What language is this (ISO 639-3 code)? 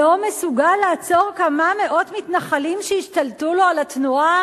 heb